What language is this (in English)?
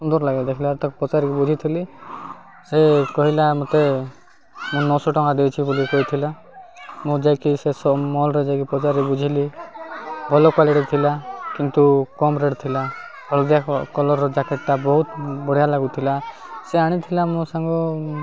Odia